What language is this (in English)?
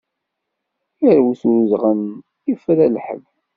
Kabyle